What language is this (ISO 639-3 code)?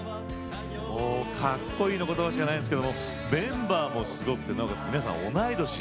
jpn